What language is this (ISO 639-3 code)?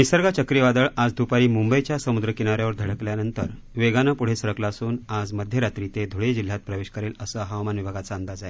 mar